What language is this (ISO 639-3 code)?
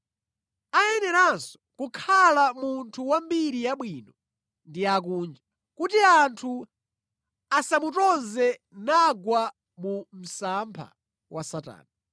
nya